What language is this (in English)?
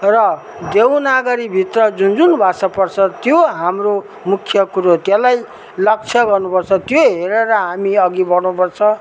Nepali